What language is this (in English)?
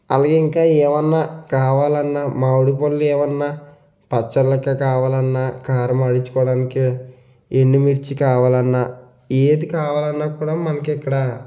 Telugu